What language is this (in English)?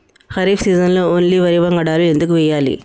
Telugu